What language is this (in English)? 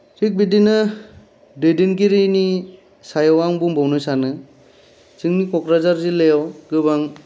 Bodo